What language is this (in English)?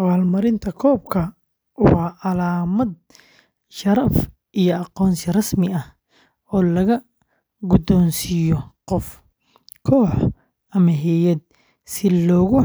Somali